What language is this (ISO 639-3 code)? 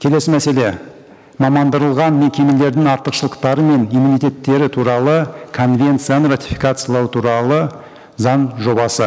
kaz